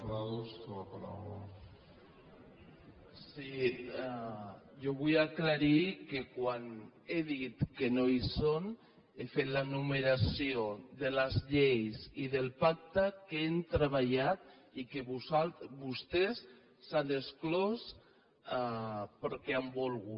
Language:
Catalan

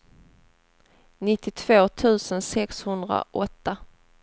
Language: Swedish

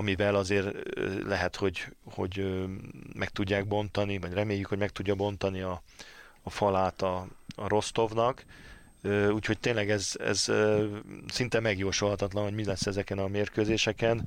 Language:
Hungarian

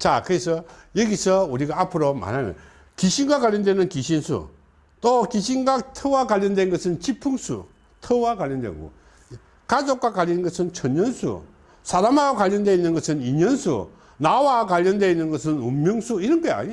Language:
Korean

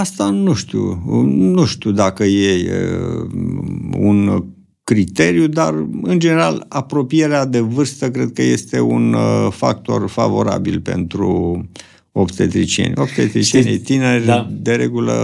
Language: Romanian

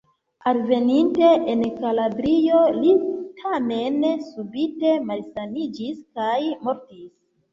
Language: Esperanto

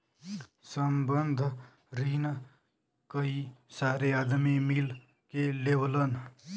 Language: Bhojpuri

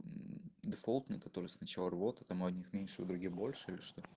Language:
Russian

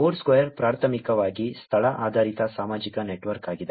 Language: Kannada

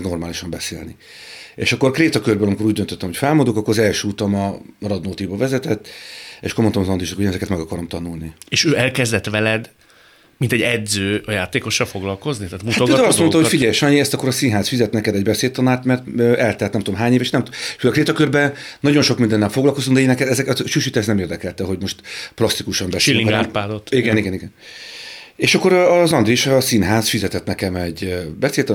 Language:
Hungarian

